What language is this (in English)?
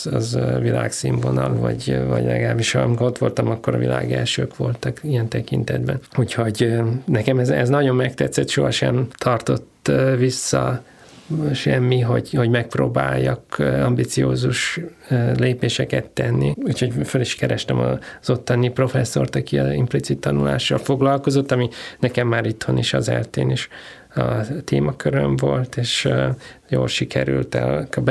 Hungarian